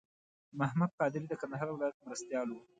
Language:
Pashto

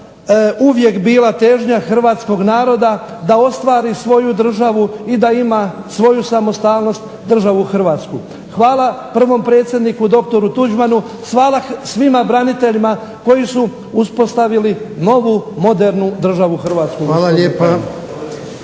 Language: Croatian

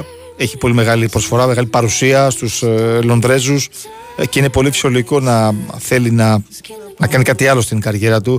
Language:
Greek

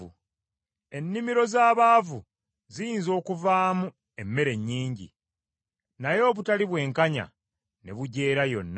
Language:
Ganda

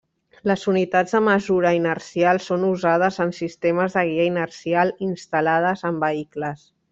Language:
Catalan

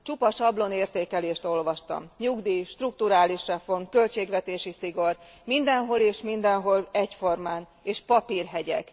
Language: Hungarian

